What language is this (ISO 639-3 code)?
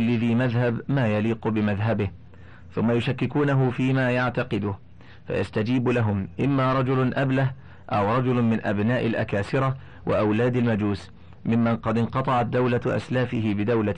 ara